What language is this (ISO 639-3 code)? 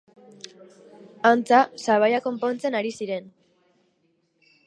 eus